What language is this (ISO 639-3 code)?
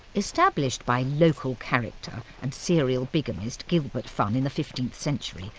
eng